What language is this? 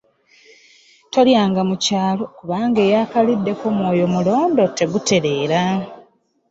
Ganda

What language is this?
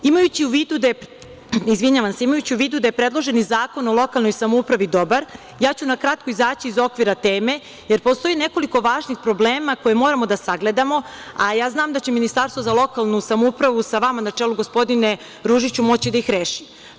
Serbian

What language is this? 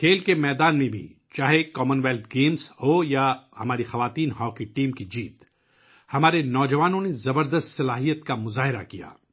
Urdu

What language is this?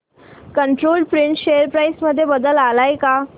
Marathi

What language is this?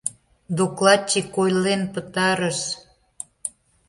Mari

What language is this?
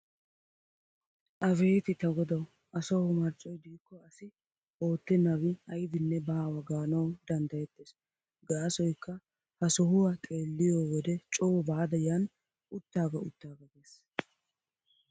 Wolaytta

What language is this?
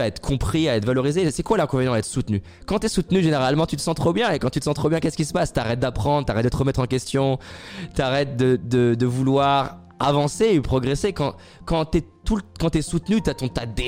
French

